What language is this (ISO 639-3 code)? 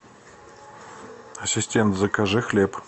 rus